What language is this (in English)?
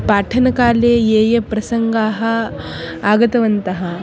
Sanskrit